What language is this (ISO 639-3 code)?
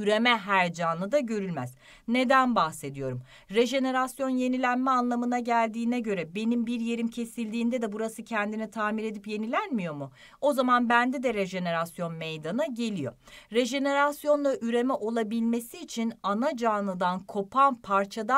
tur